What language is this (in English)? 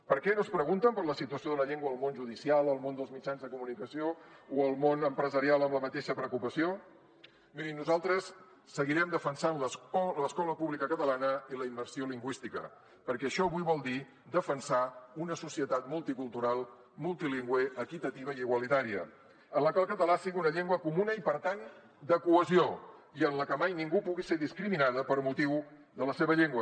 Catalan